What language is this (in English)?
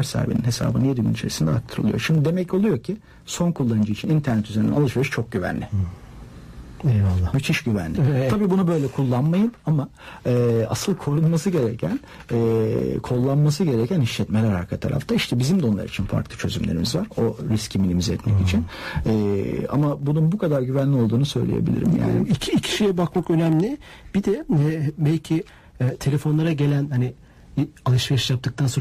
Turkish